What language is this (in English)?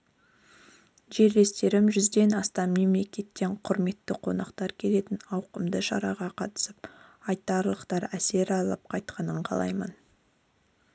Kazakh